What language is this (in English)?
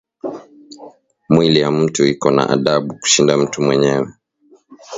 Swahili